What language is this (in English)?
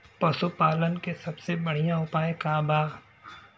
Bhojpuri